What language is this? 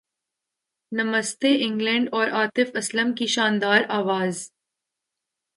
Urdu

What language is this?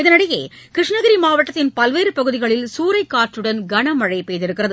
Tamil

